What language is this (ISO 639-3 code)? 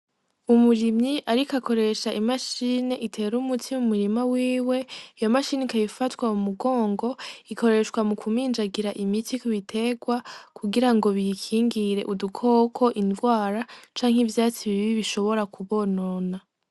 run